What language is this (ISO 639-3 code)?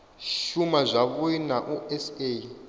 ven